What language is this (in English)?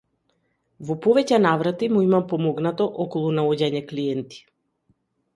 Macedonian